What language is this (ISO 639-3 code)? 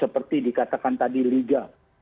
ind